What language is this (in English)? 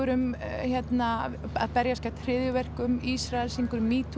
Icelandic